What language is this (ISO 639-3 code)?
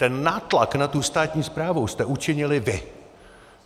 ces